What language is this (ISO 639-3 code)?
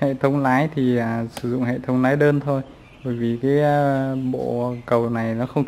vie